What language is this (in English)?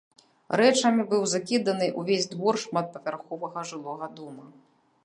Belarusian